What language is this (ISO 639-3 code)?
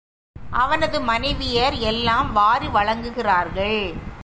tam